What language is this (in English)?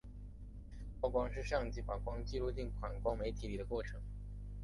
Chinese